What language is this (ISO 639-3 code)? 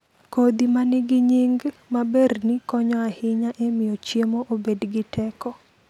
luo